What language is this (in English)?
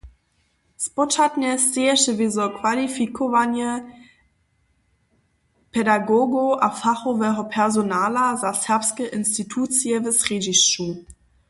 Upper Sorbian